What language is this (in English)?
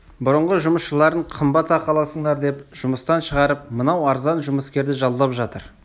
Kazakh